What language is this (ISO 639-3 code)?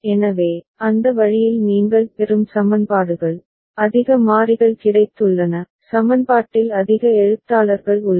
tam